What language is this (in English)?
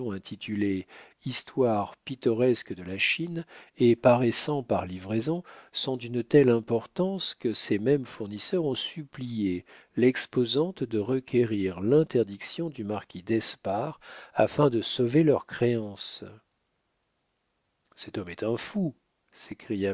French